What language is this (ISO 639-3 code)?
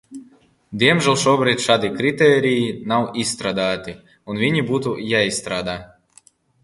lav